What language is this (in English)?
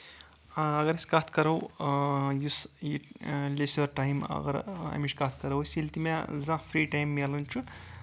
Kashmiri